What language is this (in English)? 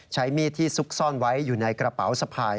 Thai